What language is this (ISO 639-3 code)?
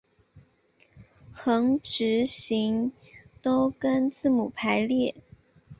zho